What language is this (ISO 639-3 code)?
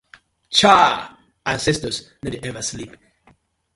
pcm